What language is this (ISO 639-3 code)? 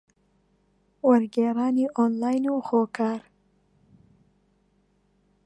ckb